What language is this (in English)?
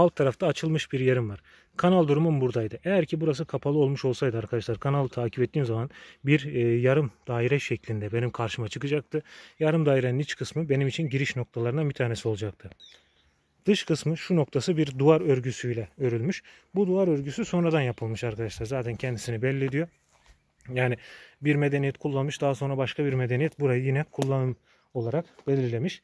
Turkish